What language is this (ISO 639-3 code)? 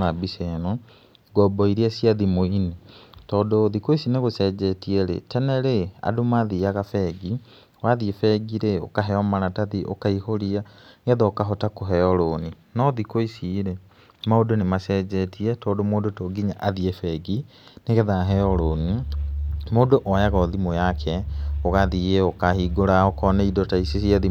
kik